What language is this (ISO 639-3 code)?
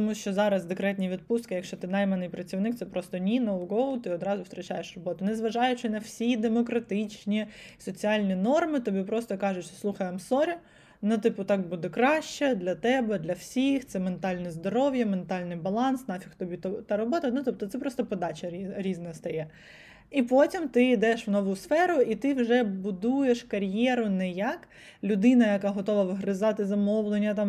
ukr